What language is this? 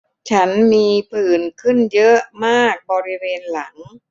Thai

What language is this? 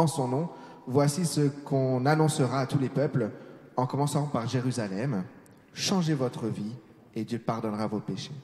French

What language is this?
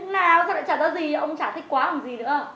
Vietnamese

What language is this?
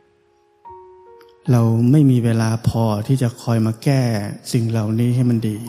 Thai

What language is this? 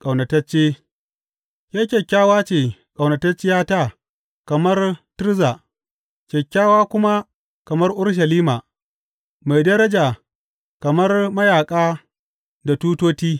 Hausa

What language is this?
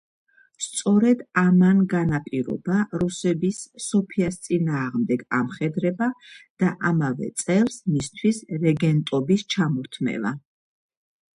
Georgian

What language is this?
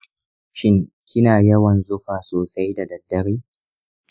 Hausa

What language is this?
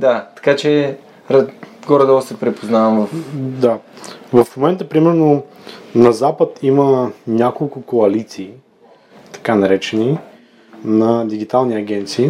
Bulgarian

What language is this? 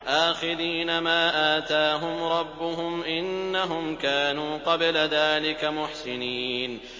Arabic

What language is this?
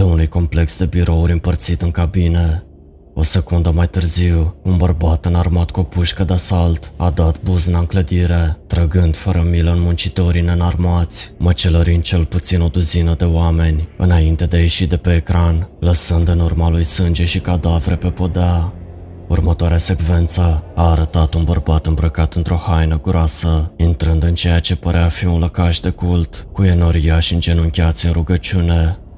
Romanian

